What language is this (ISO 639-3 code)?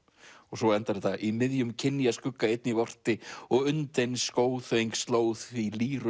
isl